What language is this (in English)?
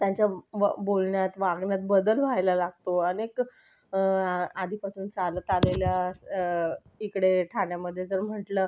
Marathi